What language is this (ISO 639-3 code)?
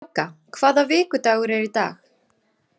isl